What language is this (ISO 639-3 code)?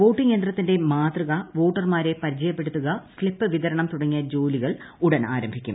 mal